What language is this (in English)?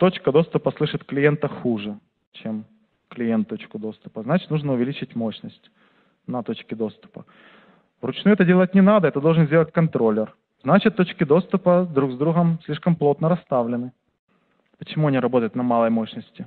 Russian